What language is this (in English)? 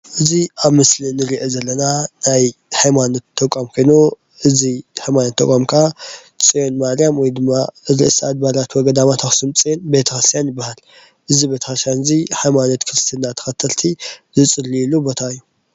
Tigrinya